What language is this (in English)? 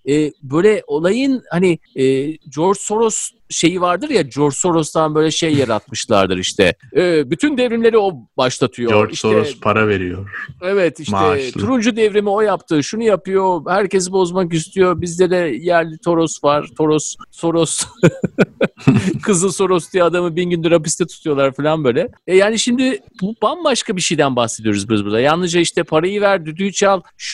Turkish